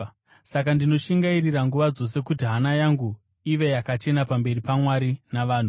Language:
Shona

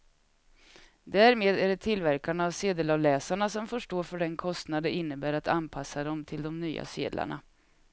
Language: Swedish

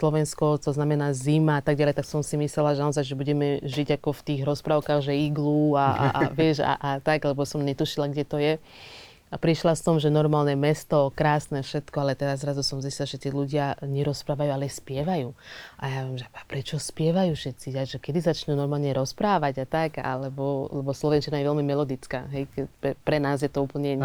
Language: Slovak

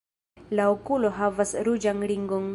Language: Esperanto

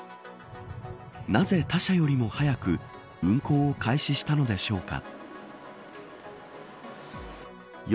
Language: Japanese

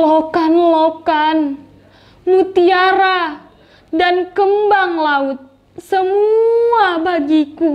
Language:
Indonesian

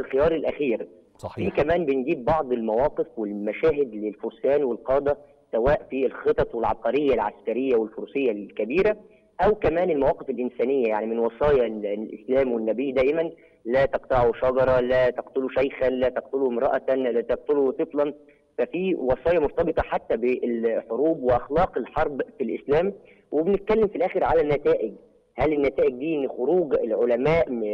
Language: Arabic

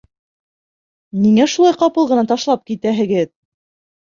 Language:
Bashkir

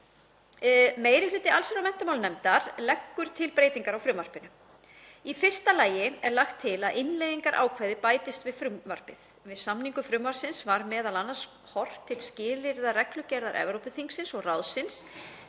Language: Icelandic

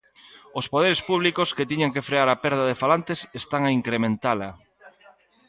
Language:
Galician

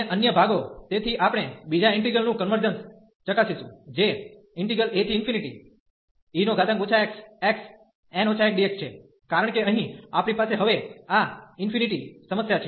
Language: Gujarati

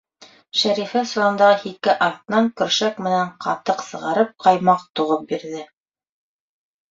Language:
Bashkir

